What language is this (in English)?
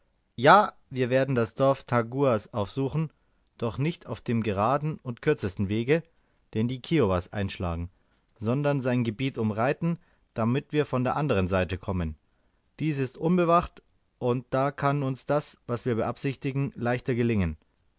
German